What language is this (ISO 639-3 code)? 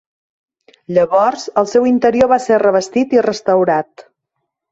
cat